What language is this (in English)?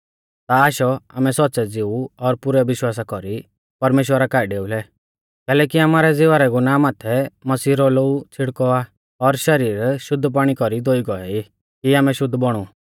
Mahasu Pahari